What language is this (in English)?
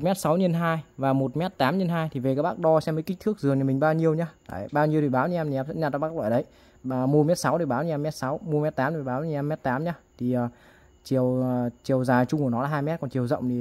Vietnamese